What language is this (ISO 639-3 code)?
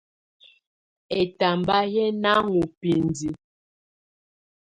tvu